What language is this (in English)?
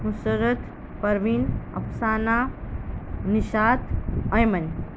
Gujarati